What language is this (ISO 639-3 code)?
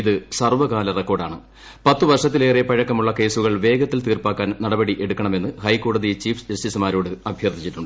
mal